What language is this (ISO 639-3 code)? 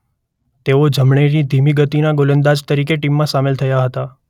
guj